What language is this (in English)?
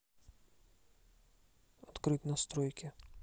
Russian